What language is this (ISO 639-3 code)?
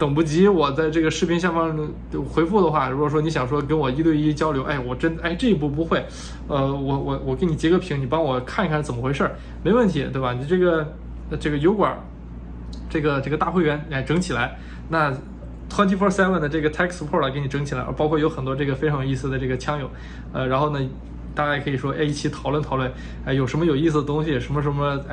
zho